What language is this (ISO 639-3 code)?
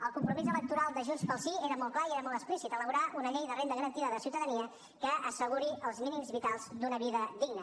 cat